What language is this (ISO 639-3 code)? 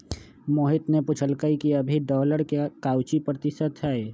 mag